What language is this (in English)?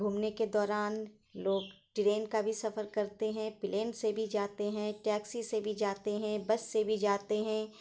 Urdu